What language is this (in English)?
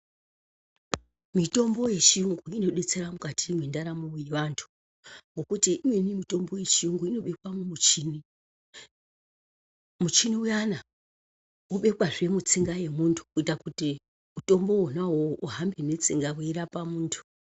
Ndau